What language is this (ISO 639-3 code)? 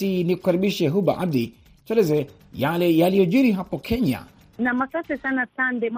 swa